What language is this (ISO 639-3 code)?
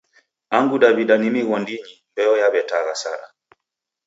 dav